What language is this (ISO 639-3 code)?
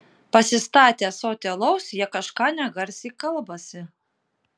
lit